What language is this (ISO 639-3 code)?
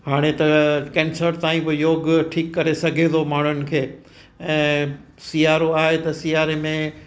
snd